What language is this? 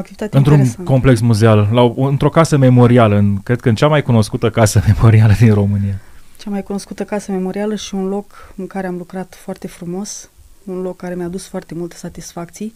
Romanian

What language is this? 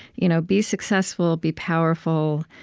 English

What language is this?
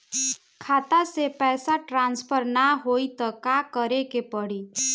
Bhojpuri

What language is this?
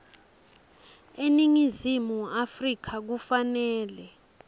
Swati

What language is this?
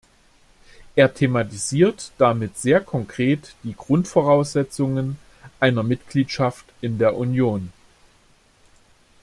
German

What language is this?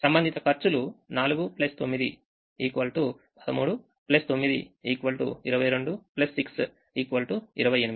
Telugu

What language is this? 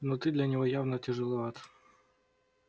Russian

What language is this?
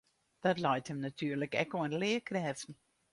Western Frisian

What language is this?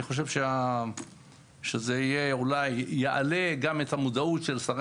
Hebrew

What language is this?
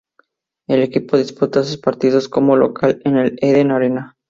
Spanish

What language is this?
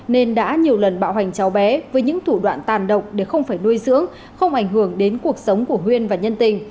Vietnamese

